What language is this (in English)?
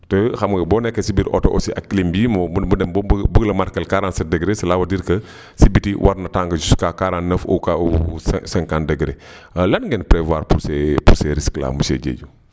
Wolof